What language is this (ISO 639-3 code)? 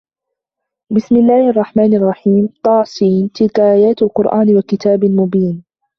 ara